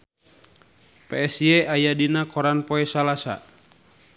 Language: Sundanese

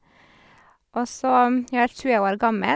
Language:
Norwegian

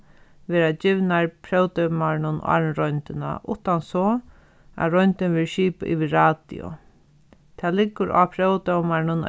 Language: Faroese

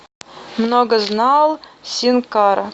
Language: Russian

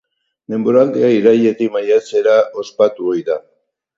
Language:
Basque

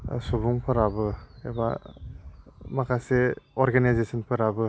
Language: Bodo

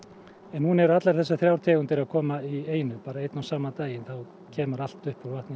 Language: Icelandic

